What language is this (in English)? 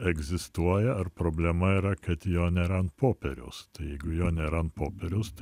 Lithuanian